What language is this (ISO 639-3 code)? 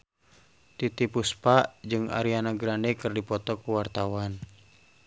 sun